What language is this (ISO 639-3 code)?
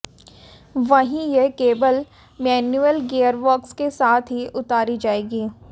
hin